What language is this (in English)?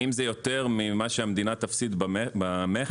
Hebrew